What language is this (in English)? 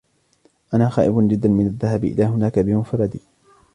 Arabic